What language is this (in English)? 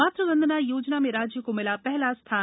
Hindi